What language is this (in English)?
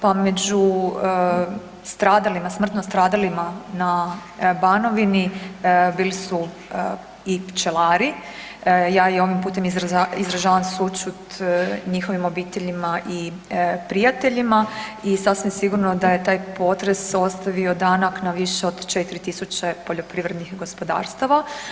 Croatian